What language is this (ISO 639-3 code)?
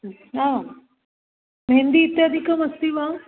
san